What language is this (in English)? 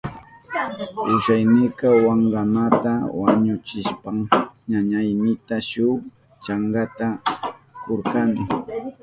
Southern Pastaza Quechua